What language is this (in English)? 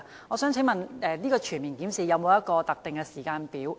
Cantonese